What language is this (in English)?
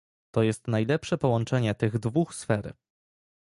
Polish